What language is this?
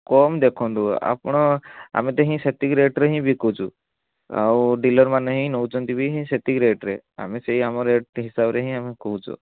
Odia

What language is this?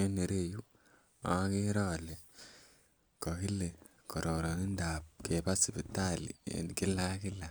Kalenjin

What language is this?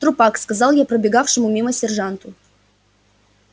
Russian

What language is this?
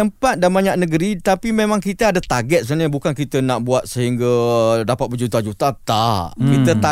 Malay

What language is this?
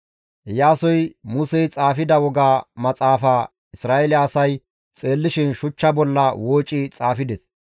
Gamo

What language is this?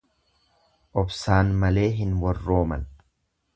Oromo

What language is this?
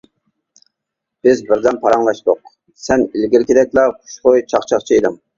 Uyghur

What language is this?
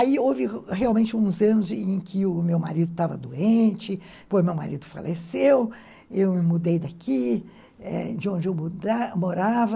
Portuguese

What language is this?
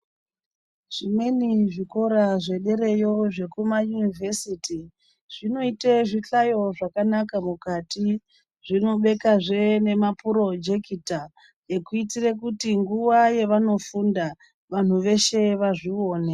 Ndau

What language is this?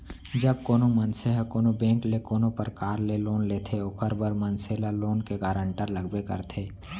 Chhattisgarhi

